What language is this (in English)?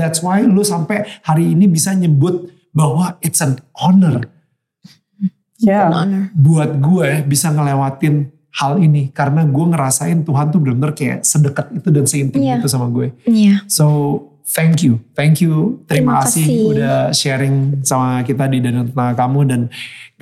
Indonesian